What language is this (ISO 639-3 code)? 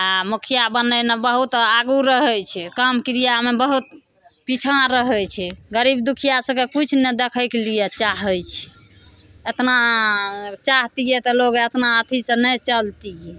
mai